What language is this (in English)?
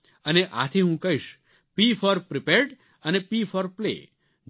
Gujarati